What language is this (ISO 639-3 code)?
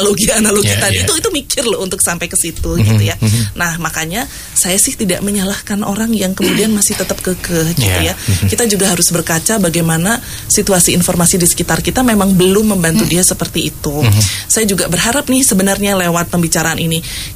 ind